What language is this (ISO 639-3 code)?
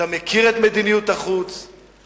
heb